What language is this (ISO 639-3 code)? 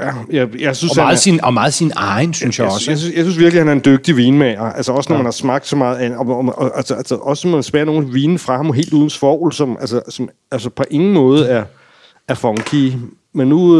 dan